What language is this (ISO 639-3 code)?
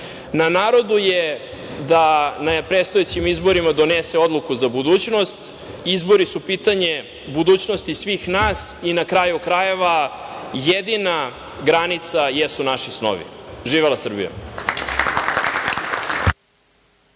srp